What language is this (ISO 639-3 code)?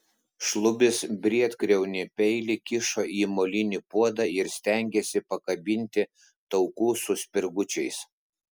lit